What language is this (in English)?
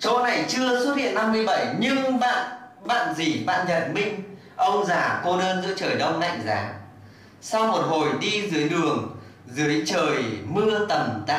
Vietnamese